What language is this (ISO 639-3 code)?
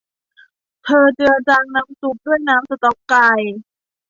tha